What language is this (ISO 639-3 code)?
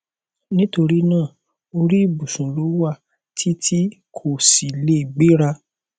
yor